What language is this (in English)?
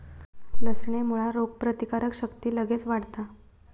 Marathi